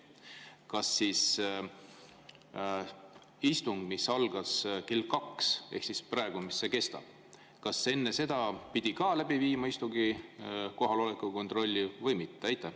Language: Estonian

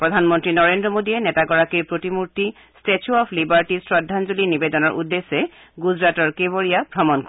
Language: Assamese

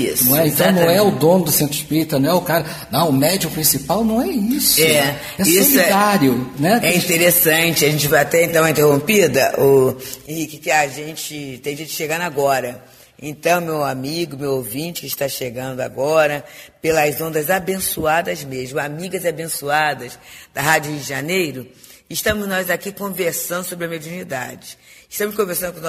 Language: Portuguese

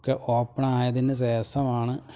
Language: Malayalam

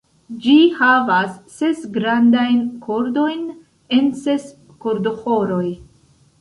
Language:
Esperanto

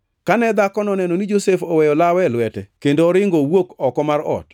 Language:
Luo (Kenya and Tanzania)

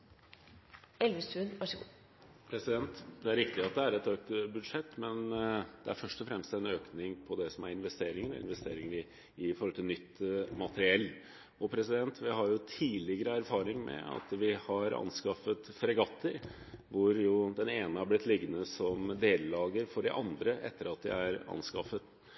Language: Norwegian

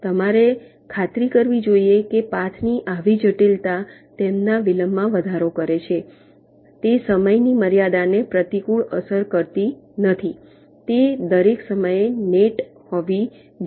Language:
Gujarati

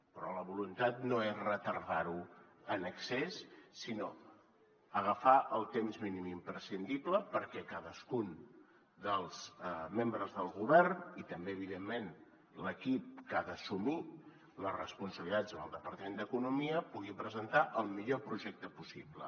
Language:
Catalan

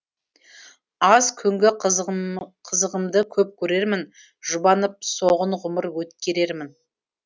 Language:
Kazakh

